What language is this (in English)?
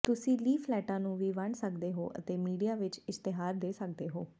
Punjabi